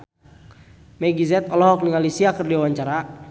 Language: Sundanese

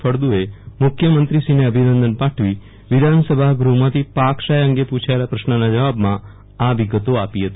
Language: Gujarati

